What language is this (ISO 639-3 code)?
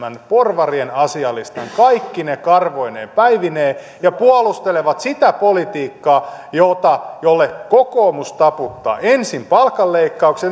fin